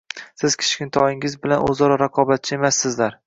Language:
Uzbek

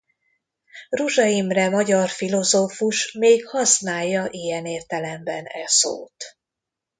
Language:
Hungarian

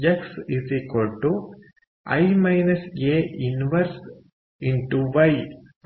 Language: Kannada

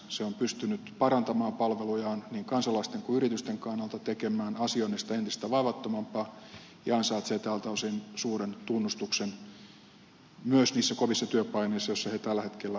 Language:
Finnish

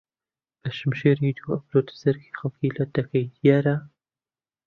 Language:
Central Kurdish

